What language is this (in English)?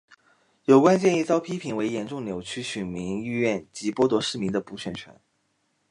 Chinese